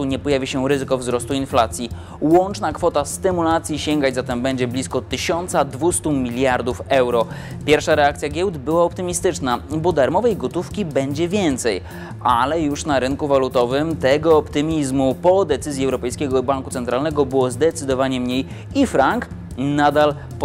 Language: Polish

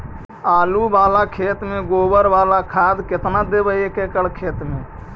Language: Magahi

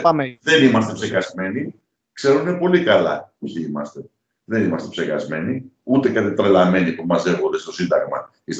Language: Greek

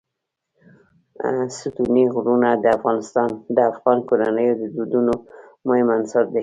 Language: Pashto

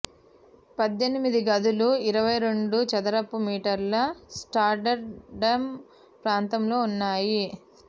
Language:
Telugu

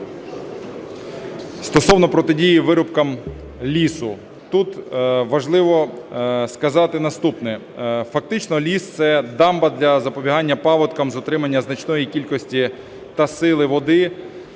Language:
Ukrainian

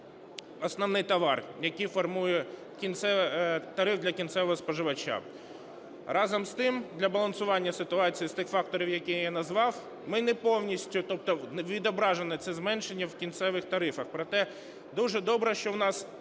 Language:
Ukrainian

